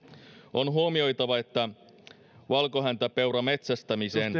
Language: Finnish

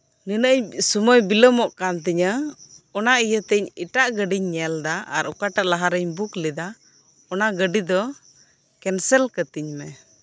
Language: Santali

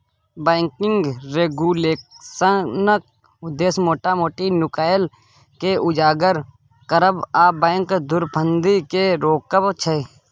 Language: Maithili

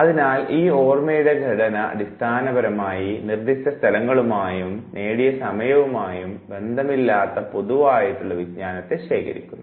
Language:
Malayalam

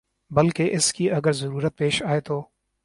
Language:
Urdu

